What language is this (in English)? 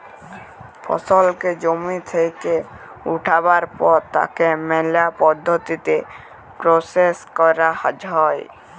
Bangla